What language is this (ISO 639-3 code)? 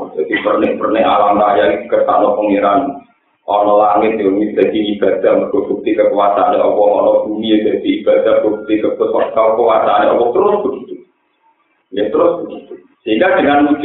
ind